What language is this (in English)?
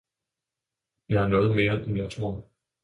Danish